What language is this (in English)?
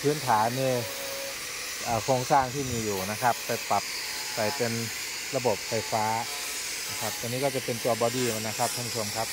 Thai